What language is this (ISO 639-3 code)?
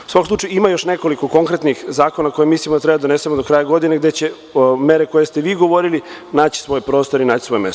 srp